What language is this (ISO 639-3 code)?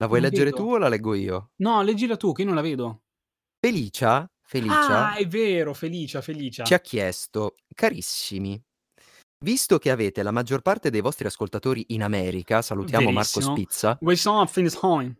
ita